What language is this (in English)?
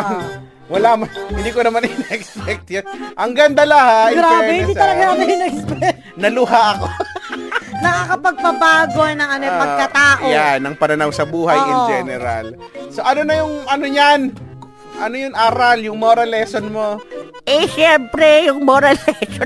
Filipino